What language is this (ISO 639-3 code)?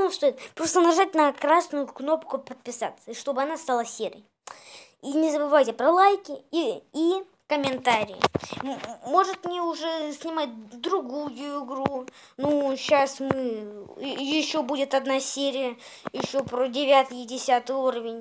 rus